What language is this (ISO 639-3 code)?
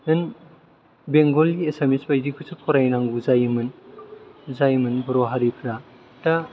brx